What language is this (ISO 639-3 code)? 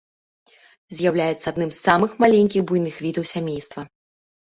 bel